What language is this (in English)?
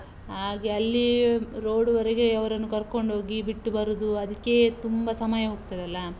Kannada